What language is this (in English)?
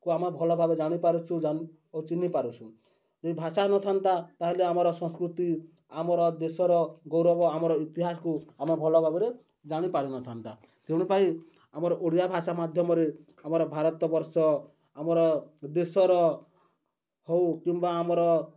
Odia